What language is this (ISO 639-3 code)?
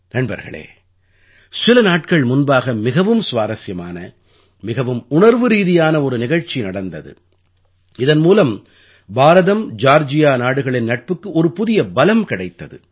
tam